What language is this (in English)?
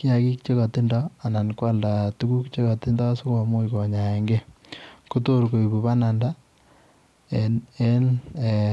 Kalenjin